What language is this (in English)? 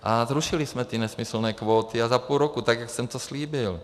Czech